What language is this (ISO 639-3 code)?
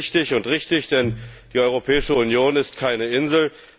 deu